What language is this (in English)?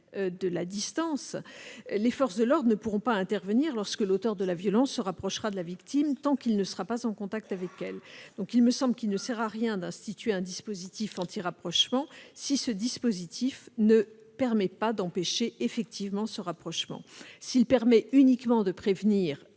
French